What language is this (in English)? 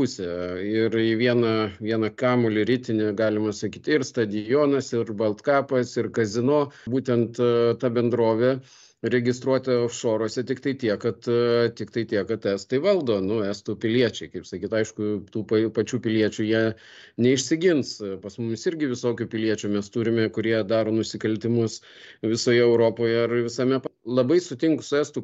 Lithuanian